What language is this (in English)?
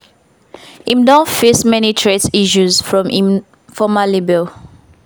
Nigerian Pidgin